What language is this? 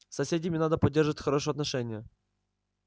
Russian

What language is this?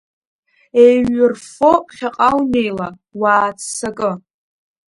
Abkhazian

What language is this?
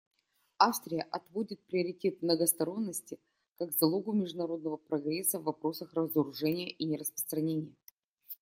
Russian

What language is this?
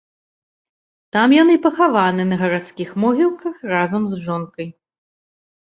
Belarusian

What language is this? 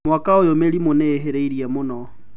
Kikuyu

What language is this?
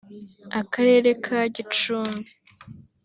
Kinyarwanda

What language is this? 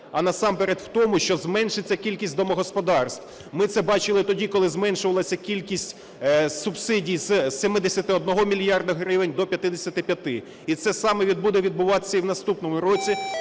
Ukrainian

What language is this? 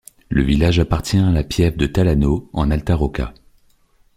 French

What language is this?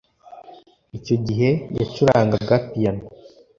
Kinyarwanda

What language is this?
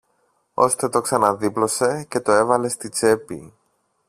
Greek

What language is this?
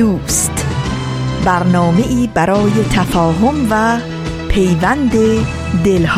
Persian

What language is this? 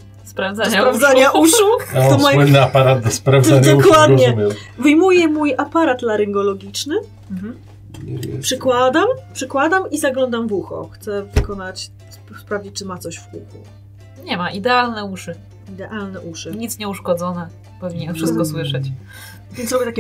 Polish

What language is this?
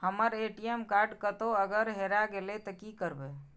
Maithili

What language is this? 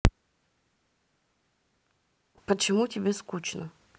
Russian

